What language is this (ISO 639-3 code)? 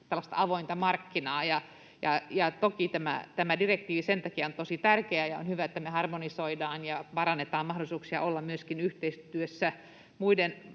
fin